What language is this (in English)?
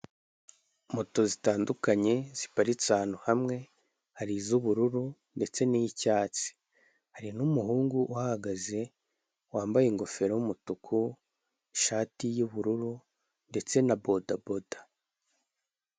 Kinyarwanda